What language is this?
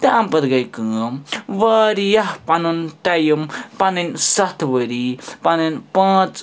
Kashmiri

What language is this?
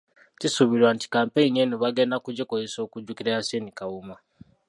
Ganda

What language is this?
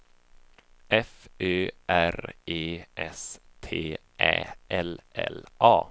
Swedish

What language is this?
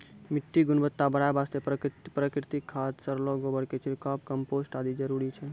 Maithili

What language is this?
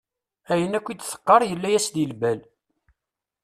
Kabyle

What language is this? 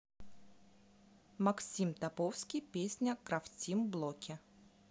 Russian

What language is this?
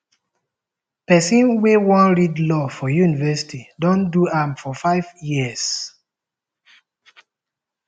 Nigerian Pidgin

